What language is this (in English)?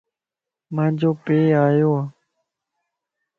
Lasi